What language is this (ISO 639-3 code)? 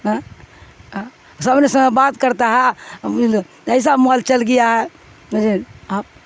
urd